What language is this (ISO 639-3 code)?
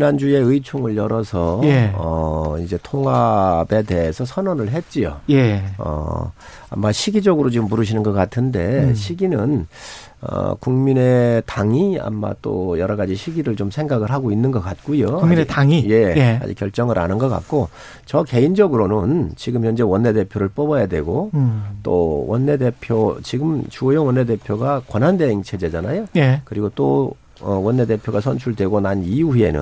kor